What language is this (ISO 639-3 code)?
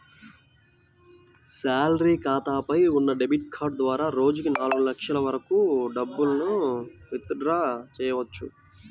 tel